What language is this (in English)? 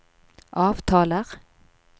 Norwegian